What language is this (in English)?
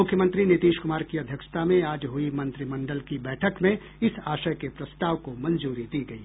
Hindi